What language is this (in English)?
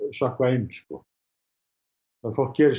Icelandic